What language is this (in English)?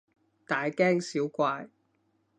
Cantonese